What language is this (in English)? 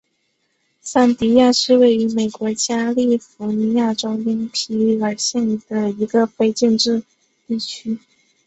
Chinese